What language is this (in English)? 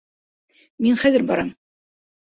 Bashkir